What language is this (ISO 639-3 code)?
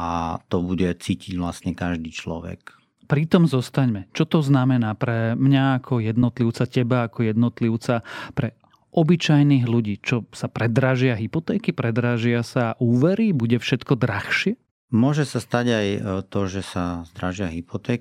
slk